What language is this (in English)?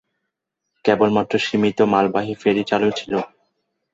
Bangla